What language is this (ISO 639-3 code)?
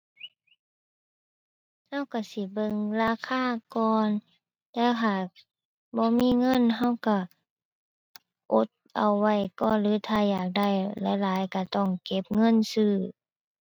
tha